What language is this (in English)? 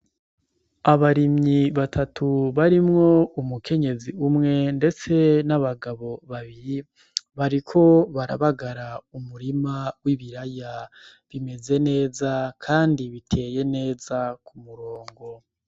Rundi